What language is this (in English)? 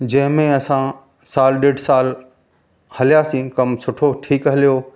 Sindhi